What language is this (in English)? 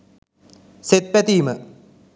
Sinhala